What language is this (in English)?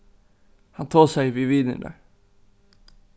Faroese